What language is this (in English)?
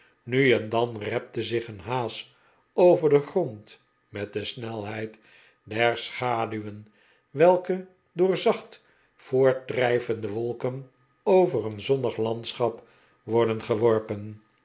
Dutch